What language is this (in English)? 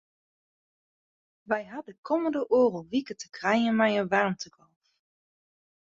Western Frisian